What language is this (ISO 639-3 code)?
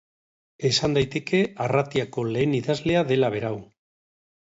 eus